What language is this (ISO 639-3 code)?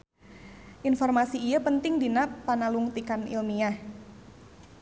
sun